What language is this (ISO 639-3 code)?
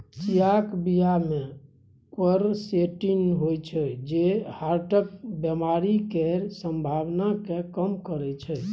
mai